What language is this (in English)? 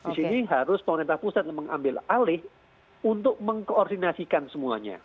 Indonesian